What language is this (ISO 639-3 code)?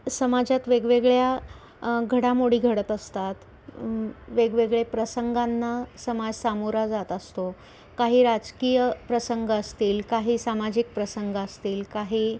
mar